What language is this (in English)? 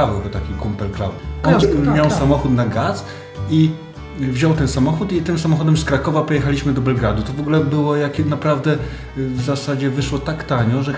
Polish